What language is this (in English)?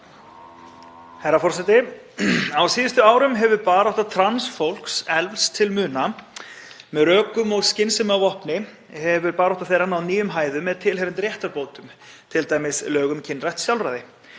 Icelandic